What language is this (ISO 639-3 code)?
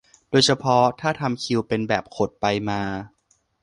tha